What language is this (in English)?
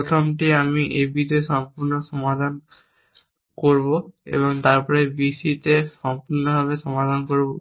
Bangla